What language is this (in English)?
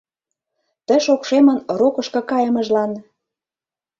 Mari